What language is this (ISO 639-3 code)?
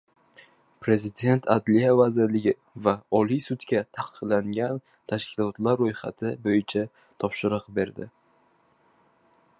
uzb